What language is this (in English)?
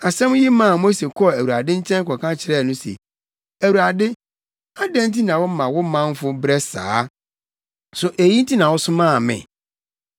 Akan